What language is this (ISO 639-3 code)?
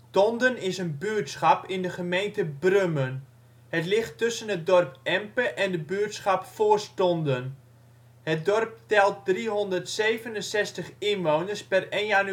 nld